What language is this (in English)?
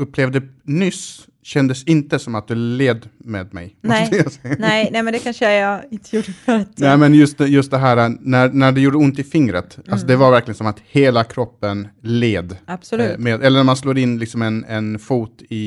Swedish